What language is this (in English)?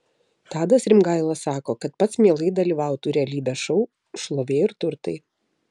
Lithuanian